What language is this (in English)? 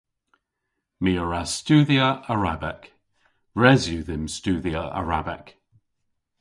Cornish